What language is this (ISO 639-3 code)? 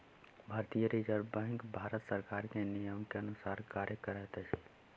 mai